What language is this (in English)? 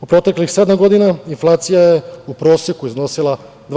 Serbian